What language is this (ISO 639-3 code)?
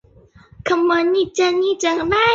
zho